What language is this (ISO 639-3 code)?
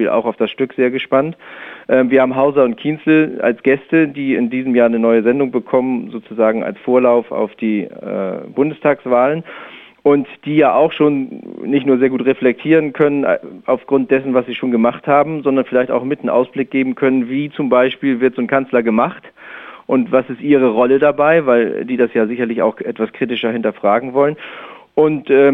deu